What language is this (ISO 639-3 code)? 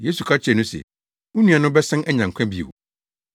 aka